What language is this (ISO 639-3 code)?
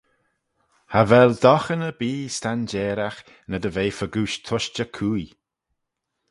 glv